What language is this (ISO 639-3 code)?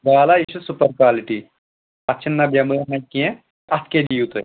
kas